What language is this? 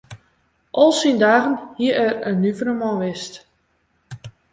Western Frisian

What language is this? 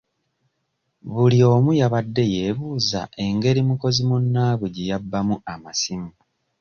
Ganda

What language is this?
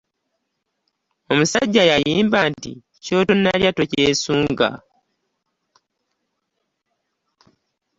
Ganda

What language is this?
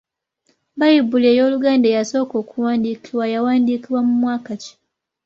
Ganda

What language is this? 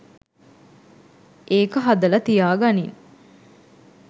Sinhala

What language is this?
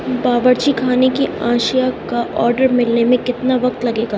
Urdu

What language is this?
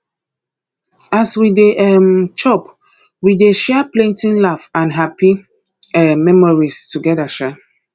Nigerian Pidgin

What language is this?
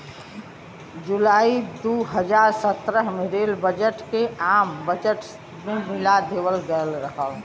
Bhojpuri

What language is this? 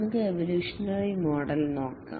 Malayalam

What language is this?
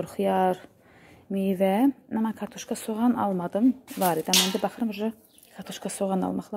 Turkish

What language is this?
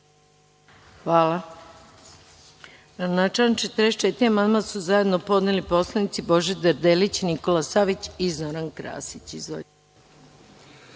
Serbian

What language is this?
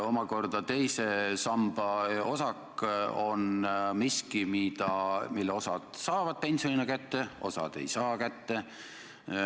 Estonian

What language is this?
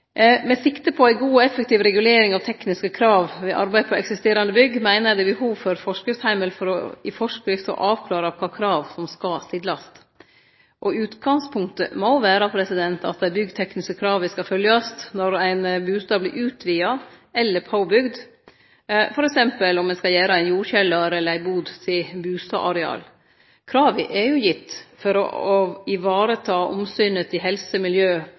Norwegian Nynorsk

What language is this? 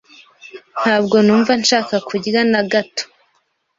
Kinyarwanda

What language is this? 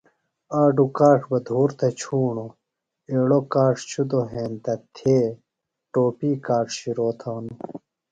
Phalura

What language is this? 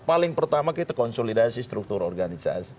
Indonesian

